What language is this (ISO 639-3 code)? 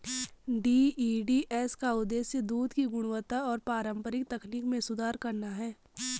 hin